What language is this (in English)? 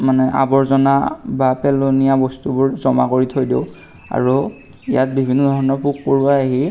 Assamese